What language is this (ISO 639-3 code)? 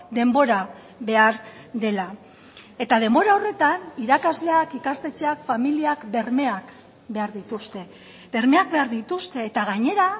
eus